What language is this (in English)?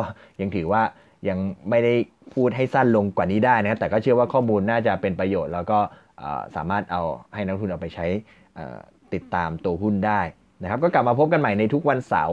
Thai